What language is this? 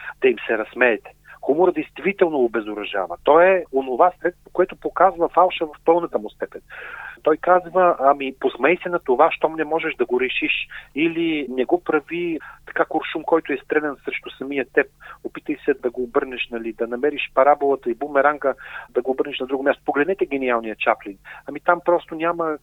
Bulgarian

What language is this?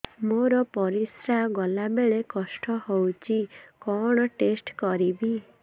Odia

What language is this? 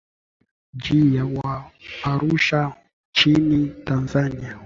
Swahili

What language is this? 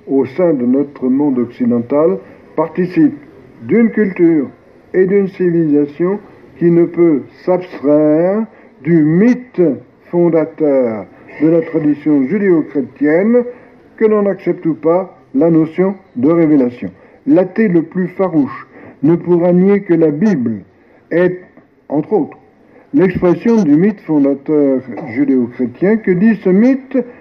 French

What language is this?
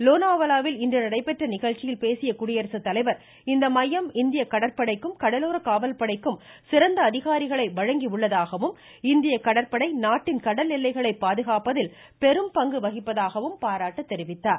Tamil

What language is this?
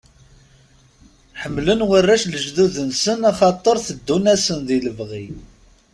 Kabyle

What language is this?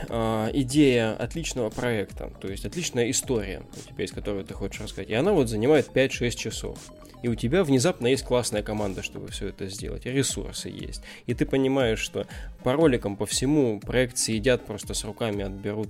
Russian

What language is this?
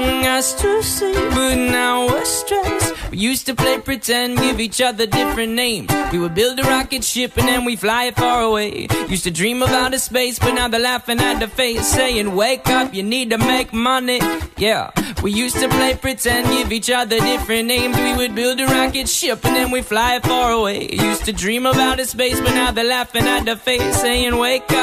English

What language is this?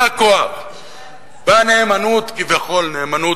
Hebrew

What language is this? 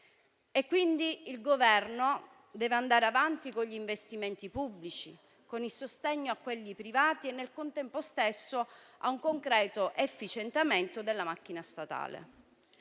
Italian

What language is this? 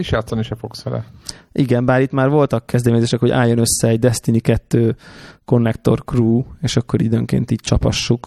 Hungarian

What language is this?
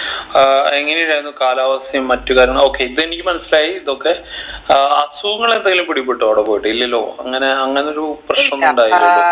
Malayalam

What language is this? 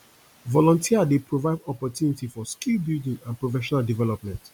Nigerian Pidgin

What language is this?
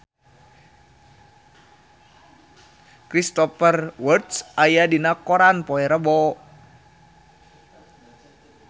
Sundanese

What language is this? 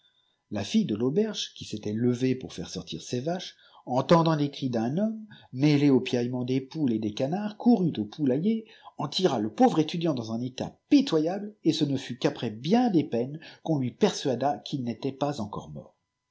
French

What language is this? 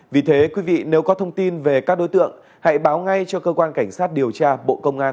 Vietnamese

